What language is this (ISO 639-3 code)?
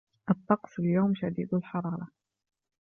ara